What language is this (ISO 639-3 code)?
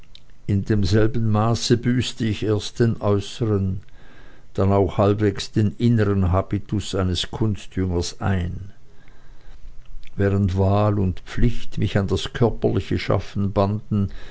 deu